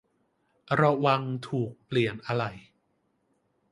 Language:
Thai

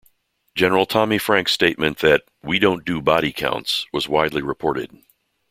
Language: English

